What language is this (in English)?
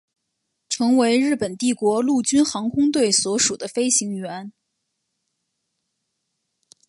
Chinese